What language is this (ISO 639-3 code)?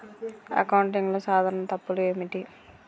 tel